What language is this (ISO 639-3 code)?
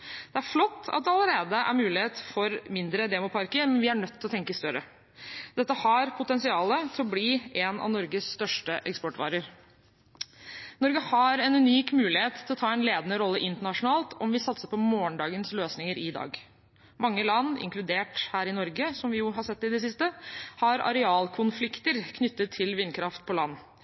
nob